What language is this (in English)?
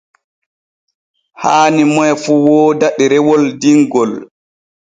Borgu Fulfulde